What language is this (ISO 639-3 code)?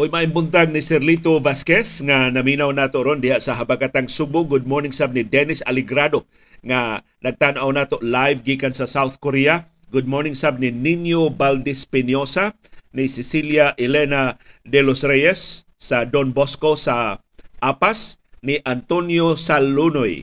fil